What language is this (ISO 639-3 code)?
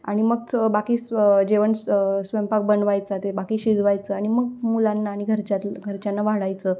mar